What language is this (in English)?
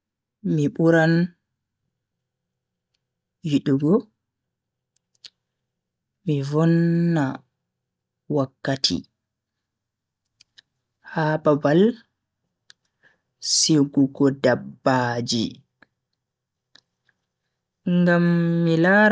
Bagirmi Fulfulde